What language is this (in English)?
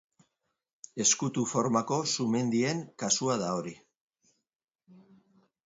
Basque